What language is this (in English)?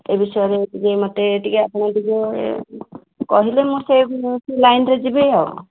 Odia